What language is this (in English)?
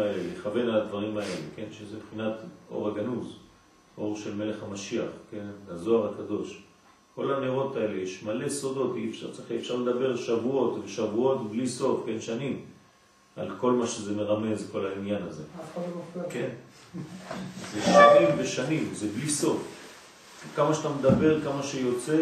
Hebrew